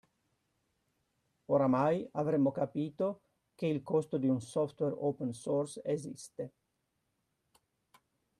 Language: Italian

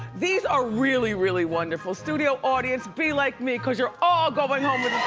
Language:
English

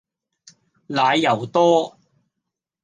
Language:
Cantonese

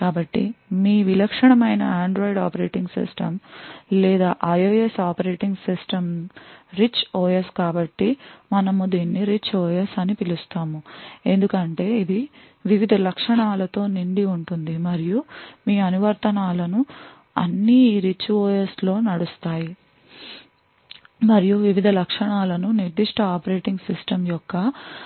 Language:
Telugu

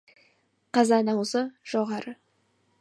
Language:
Kazakh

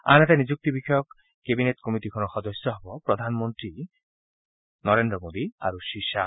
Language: Assamese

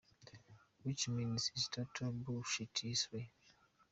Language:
Kinyarwanda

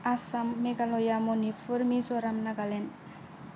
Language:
Bodo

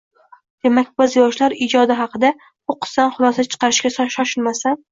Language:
Uzbek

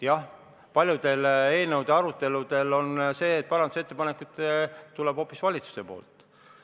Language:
Estonian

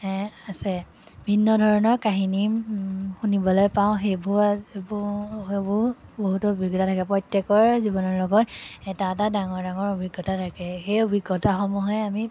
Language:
Assamese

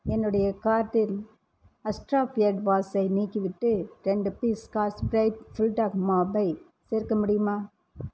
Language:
Tamil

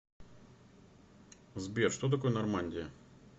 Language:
Russian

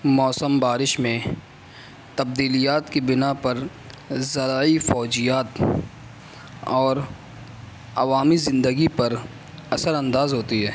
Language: Urdu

